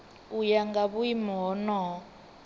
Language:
Venda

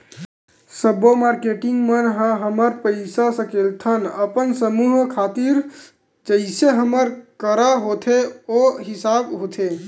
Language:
Chhattisgarhi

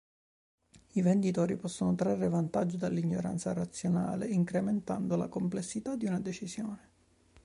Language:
Italian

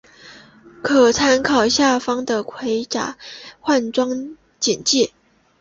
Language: Chinese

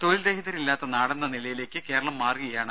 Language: Malayalam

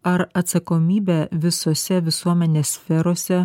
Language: Lithuanian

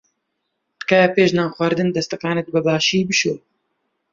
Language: Central Kurdish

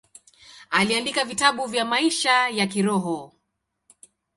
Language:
Swahili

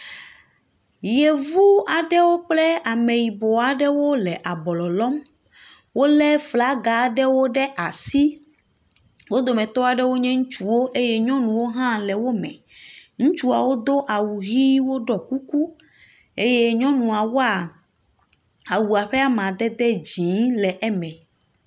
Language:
Ewe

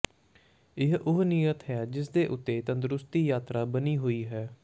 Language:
Punjabi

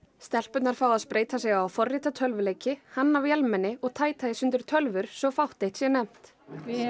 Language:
Icelandic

